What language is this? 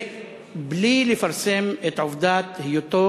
Hebrew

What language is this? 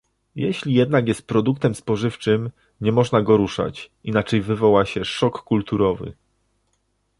Polish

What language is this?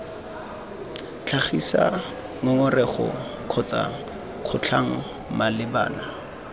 Tswana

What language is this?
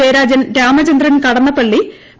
Malayalam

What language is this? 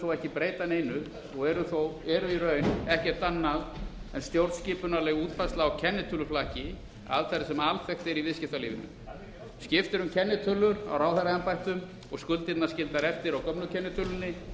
Icelandic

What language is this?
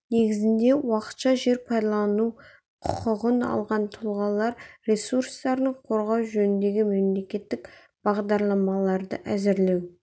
Kazakh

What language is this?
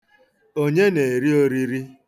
Igbo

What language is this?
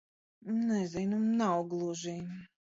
Latvian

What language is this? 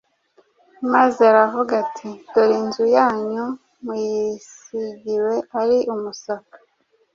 Kinyarwanda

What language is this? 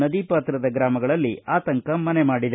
Kannada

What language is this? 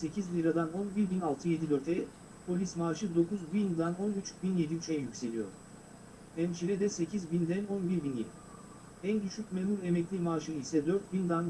Turkish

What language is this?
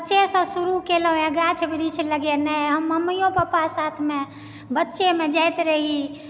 Maithili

